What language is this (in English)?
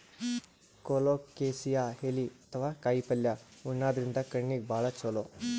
Kannada